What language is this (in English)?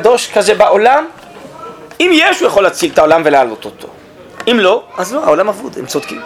Hebrew